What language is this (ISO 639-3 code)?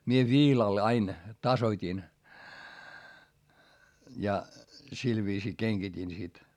fin